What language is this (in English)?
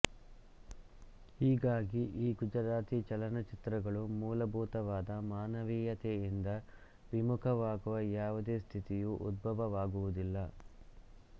Kannada